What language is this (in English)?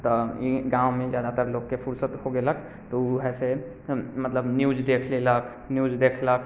Maithili